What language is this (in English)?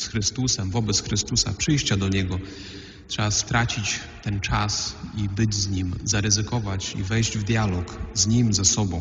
Polish